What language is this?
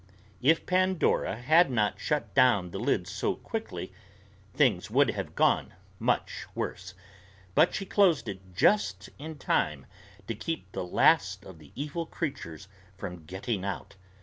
English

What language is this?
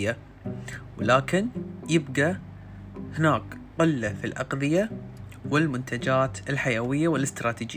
Arabic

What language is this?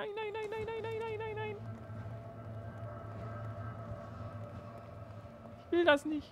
German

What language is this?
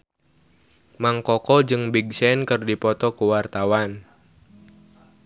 Sundanese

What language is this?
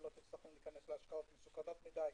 Hebrew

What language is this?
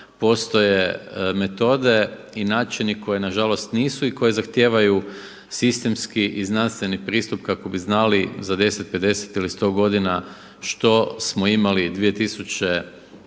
Croatian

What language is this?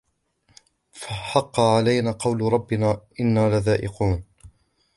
Arabic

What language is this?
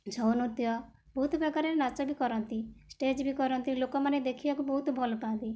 Odia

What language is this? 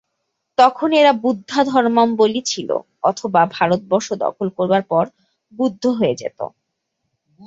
Bangla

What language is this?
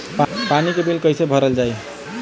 Bhojpuri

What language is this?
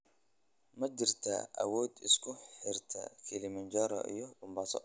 Somali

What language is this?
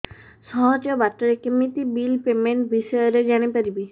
Odia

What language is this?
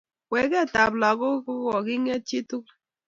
Kalenjin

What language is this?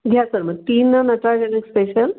Marathi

